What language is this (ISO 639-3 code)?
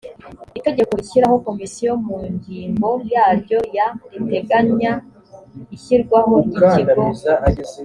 kin